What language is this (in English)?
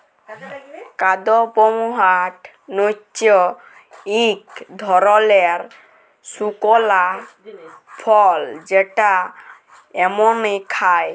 Bangla